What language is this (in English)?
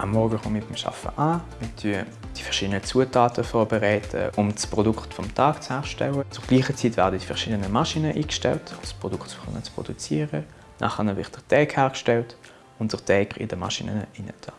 German